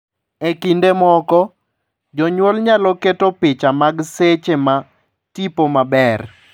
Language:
Luo (Kenya and Tanzania)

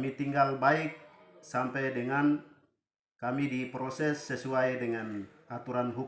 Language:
Indonesian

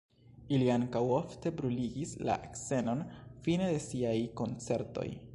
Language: Esperanto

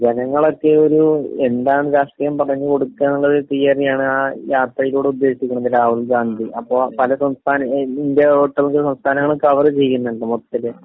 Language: Malayalam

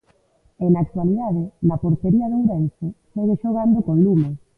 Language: Galician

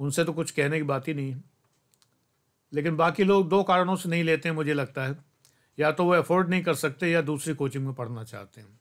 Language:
Hindi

